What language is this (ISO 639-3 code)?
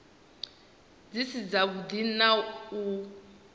ven